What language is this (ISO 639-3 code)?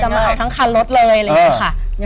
tha